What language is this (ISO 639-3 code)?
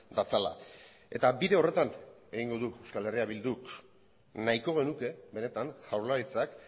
eus